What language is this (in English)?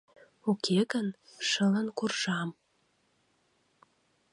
Mari